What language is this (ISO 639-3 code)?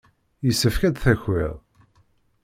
kab